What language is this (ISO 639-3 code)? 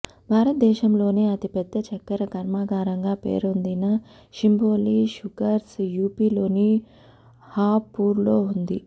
tel